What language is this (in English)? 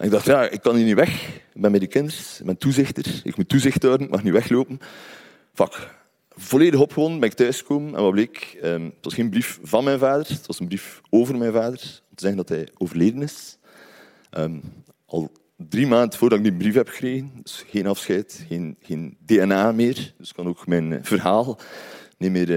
Dutch